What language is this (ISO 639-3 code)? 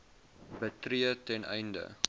afr